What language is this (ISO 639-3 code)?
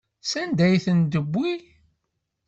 kab